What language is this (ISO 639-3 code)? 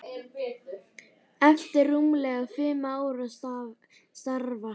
isl